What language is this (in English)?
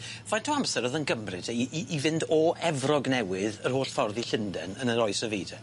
Welsh